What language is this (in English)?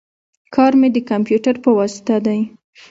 Pashto